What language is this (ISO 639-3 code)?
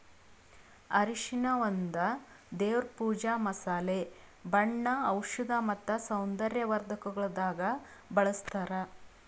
kan